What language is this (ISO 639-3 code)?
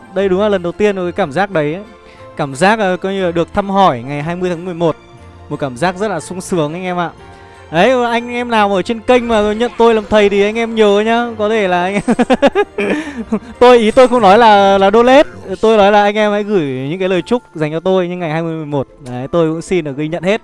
vie